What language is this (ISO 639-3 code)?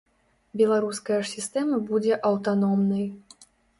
bel